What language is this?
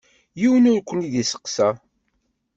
Kabyle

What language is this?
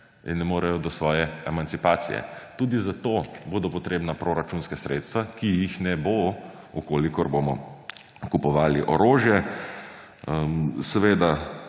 Slovenian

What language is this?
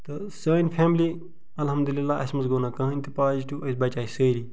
Kashmiri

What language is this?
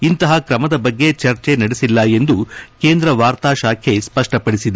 Kannada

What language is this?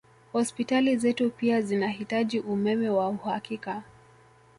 Swahili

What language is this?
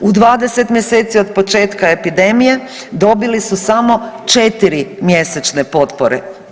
Croatian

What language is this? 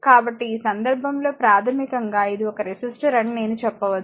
Telugu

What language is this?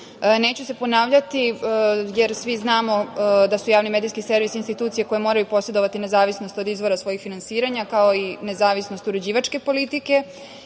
Serbian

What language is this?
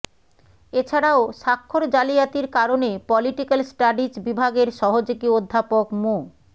Bangla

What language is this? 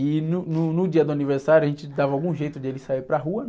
Portuguese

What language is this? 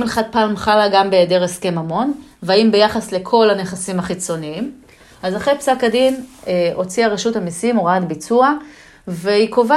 Hebrew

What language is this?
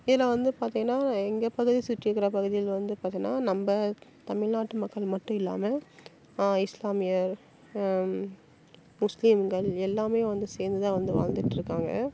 Tamil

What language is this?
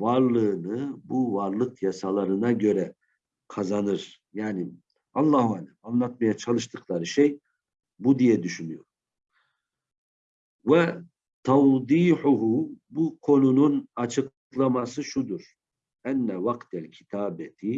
Turkish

